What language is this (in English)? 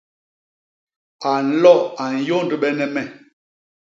Basaa